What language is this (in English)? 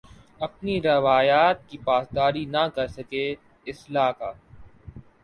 Urdu